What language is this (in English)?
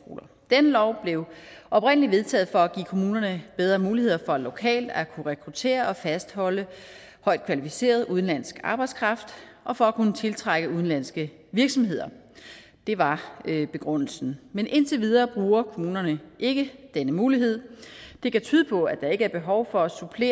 Danish